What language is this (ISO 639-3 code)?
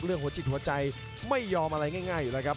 tha